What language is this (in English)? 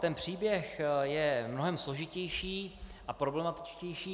Czech